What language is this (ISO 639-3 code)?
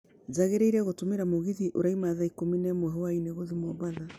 kik